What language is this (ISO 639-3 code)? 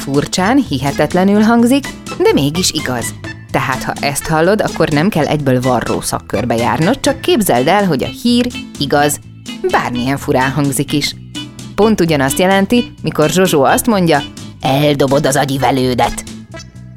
hun